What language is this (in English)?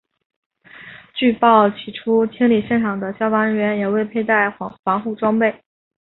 Chinese